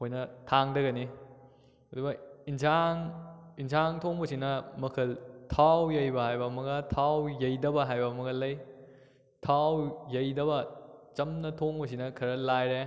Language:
Manipuri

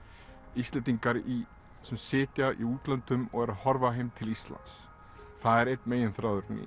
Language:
Icelandic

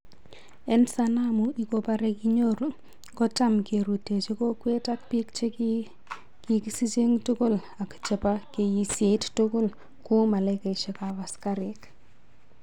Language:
Kalenjin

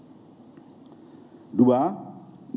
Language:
Indonesian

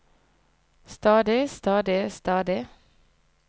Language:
Norwegian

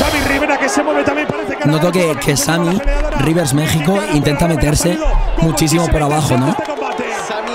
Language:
Spanish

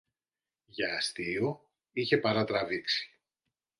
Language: Greek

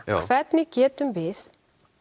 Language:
Icelandic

